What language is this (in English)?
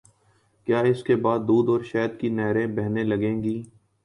Urdu